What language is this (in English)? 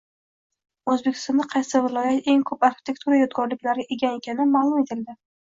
Uzbek